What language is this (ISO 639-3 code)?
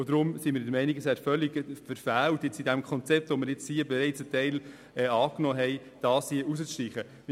gsw